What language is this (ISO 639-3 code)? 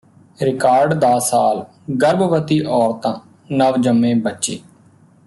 pan